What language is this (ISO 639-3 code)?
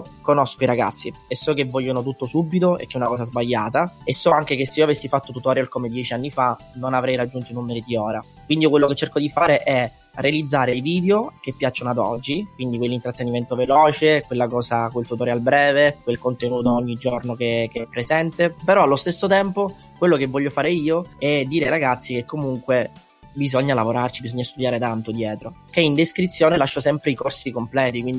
ita